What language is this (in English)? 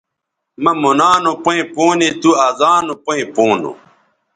Bateri